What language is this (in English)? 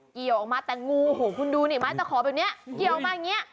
Thai